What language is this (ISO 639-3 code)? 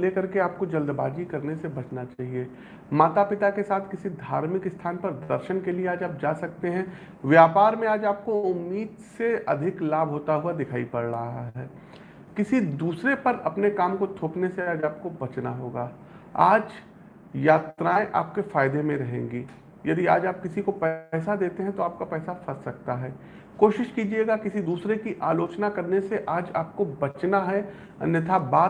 hin